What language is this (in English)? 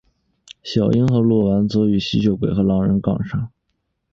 Chinese